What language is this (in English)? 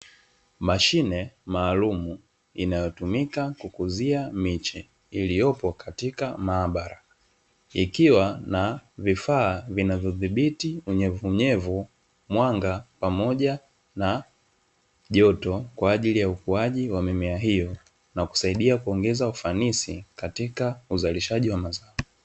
Swahili